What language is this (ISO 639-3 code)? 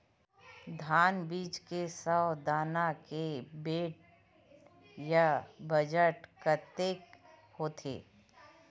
hne